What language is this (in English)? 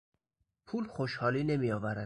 Persian